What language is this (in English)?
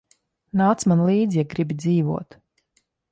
Latvian